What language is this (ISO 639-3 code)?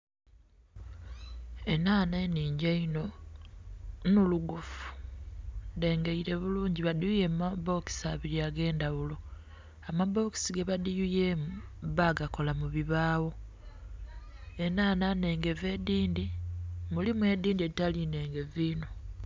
xog